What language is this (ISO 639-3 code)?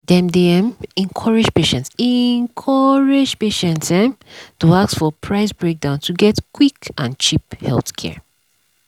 pcm